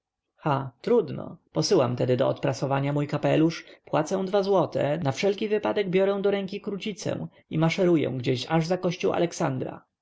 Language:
Polish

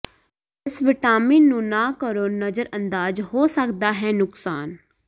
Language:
Punjabi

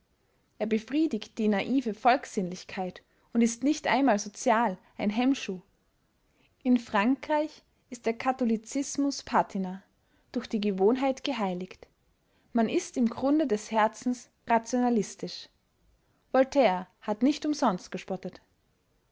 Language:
German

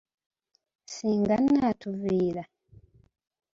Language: Ganda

